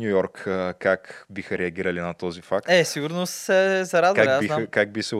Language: Bulgarian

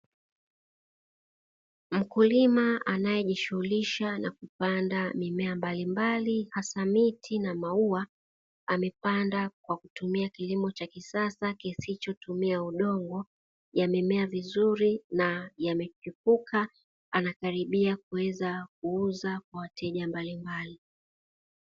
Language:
Swahili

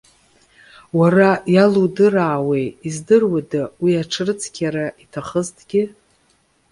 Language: Abkhazian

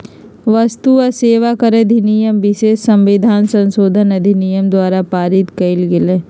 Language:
Magahi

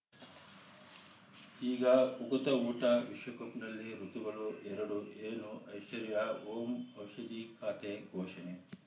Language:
Kannada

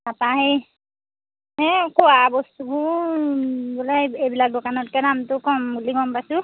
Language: Assamese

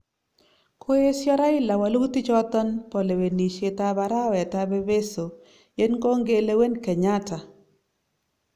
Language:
Kalenjin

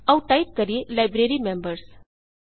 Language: Punjabi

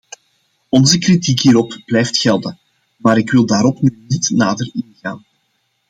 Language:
Dutch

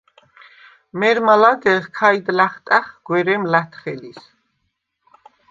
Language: Svan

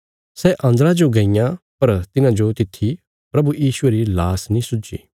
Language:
Bilaspuri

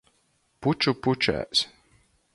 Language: Latgalian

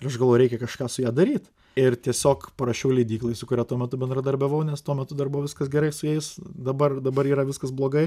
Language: Lithuanian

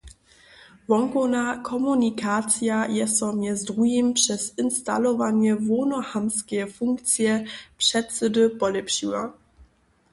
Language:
Upper Sorbian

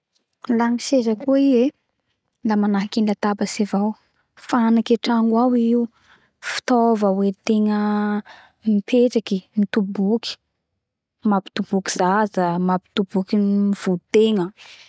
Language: Bara Malagasy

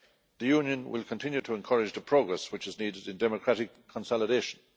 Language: English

